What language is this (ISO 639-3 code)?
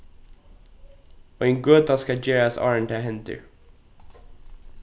fao